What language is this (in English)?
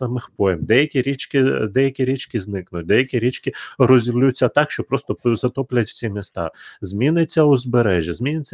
Ukrainian